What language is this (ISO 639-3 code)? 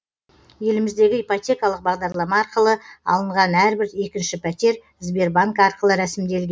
kaz